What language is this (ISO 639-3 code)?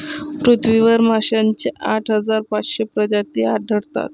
mar